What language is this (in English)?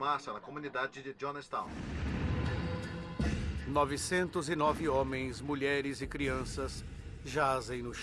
Portuguese